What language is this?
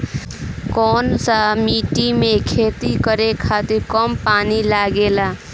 Bhojpuri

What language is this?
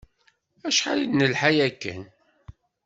Kabyle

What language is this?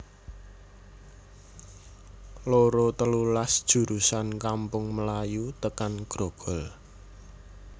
Javanese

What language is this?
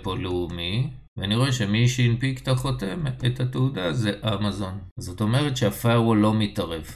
Hebrew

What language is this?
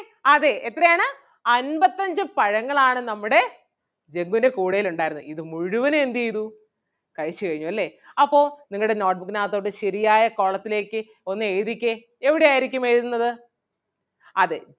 Malayalam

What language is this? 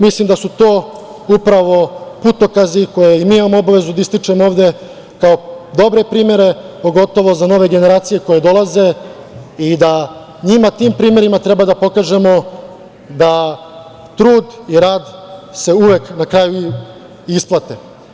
Serbian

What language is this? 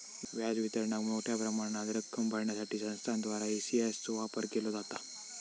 Marathi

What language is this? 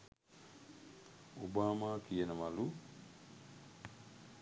Sinhala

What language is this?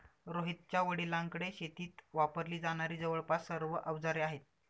Marathi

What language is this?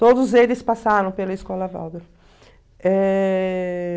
Portuguese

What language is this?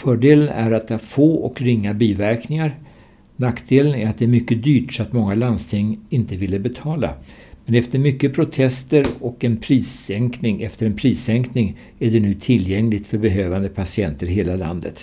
Swedish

